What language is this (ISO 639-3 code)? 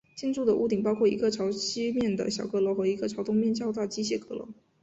zho